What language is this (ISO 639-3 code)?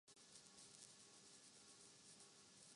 urd